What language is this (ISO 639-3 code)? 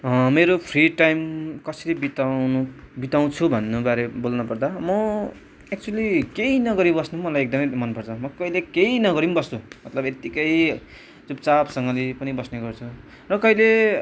nep